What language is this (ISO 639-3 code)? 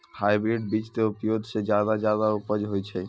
mai